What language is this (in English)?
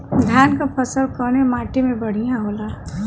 Bhojpuri